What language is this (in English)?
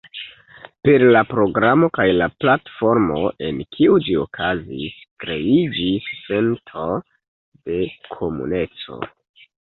Esperanto